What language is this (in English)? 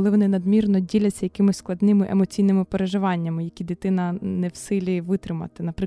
Ukrainian